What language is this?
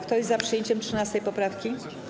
Polish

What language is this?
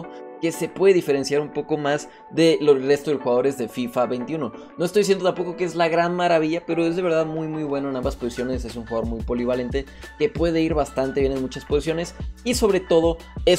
Spanish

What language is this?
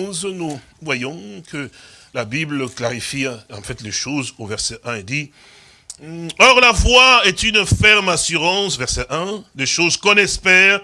French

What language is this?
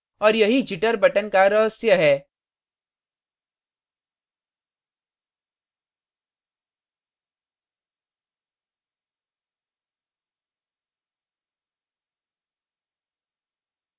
Hindi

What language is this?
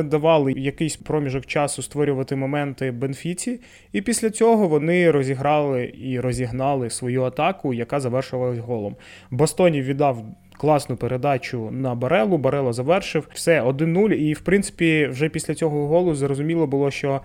Ukrainian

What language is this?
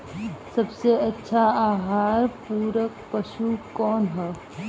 Bhojpuri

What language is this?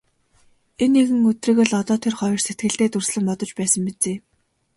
Mongolian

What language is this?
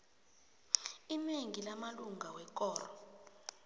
South Ndebele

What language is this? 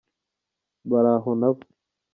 Kinyarwanda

